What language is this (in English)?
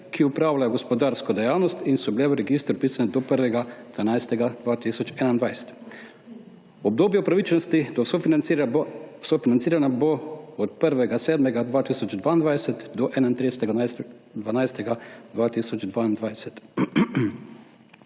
Slovenian